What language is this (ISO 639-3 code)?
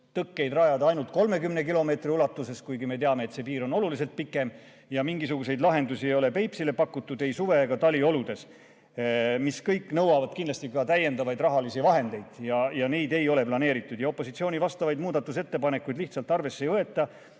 est